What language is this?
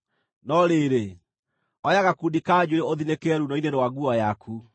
Kikuyu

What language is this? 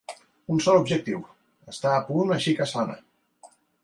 Catalan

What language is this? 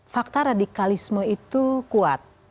Indonesian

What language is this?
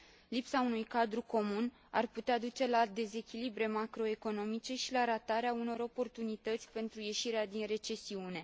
Romanian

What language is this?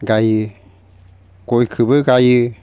Bodo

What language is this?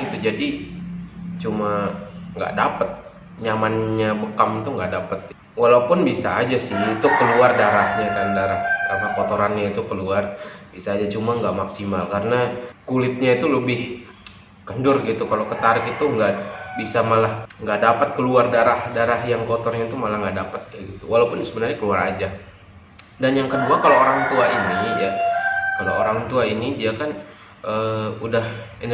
Indonesian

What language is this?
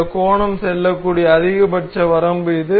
Tamil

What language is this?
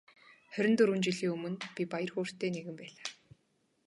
Mongolian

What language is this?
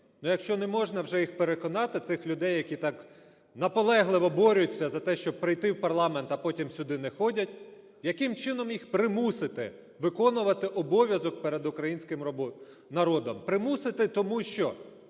Ukrainian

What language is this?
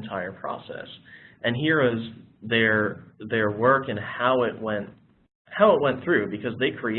English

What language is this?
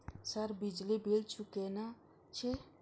Maithili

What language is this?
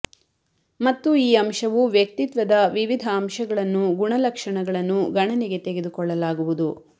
Kannada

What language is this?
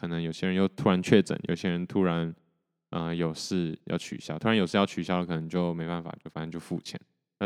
Chinese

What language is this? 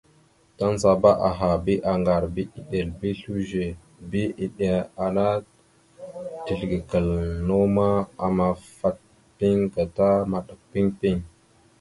Mada (Cameroon)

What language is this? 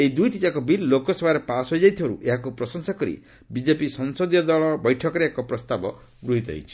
Odia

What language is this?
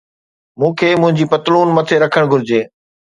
Sindhi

